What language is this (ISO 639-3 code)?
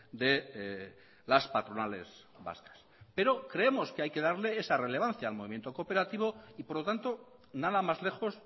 spa